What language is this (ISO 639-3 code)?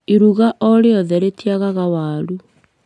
kik